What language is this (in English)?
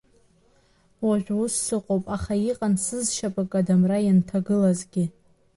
Abkhazian